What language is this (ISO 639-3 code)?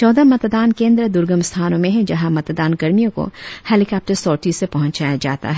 hin